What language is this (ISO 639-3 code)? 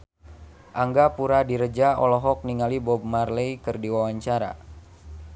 sun